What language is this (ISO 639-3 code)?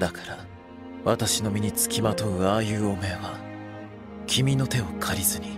jpn